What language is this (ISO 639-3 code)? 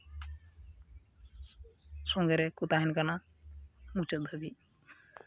sat